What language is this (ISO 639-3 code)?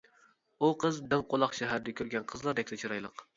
uig